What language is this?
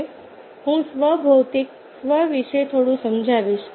Gujarati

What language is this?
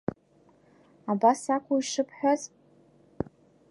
Abkhazian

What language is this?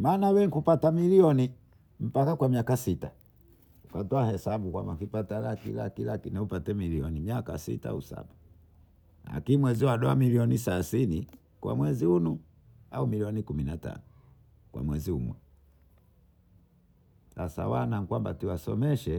Bondei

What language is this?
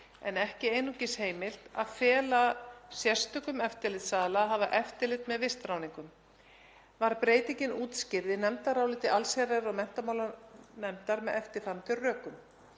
Icelandic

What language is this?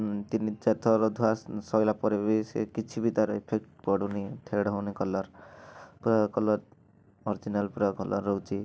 Odia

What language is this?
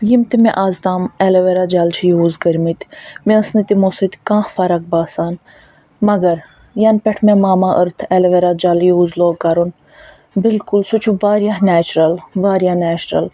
Kashmiri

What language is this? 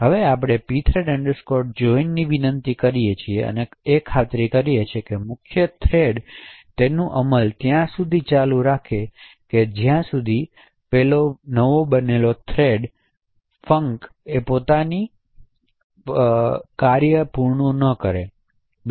Gujarati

